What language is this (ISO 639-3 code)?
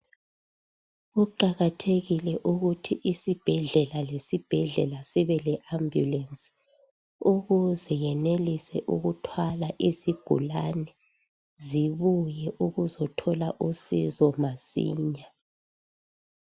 nde